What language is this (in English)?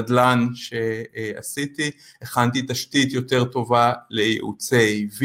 Hebrew